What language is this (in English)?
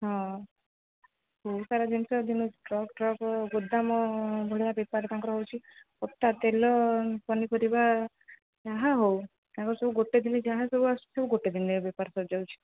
Odia